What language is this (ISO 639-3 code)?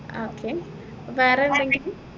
mal